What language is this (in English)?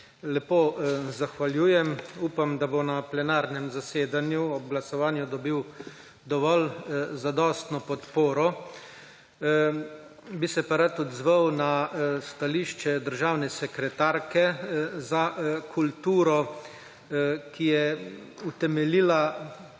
Slovenian